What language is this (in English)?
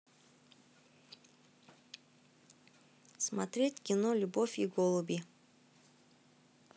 Russian